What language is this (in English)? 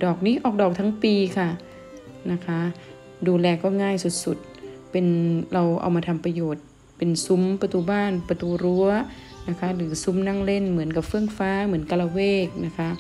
Thai